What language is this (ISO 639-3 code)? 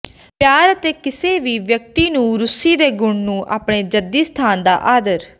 pan